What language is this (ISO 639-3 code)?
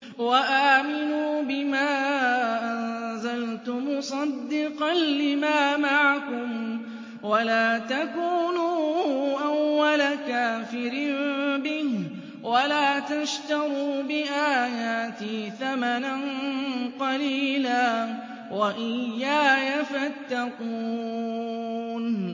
ara